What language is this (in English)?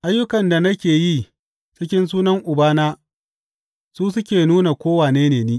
Hausa